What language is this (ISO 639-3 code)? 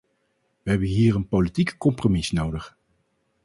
nld